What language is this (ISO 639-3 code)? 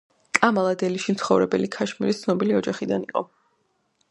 kat